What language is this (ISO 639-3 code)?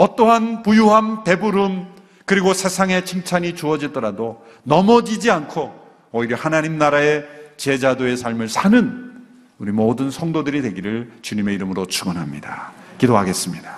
kor